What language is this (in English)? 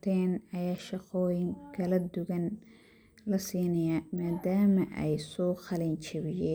Somali